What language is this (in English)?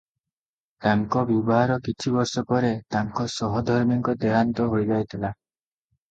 Odia